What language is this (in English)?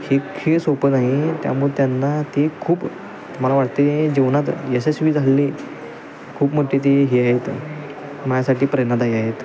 Marathi